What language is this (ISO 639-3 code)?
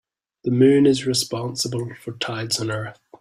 eng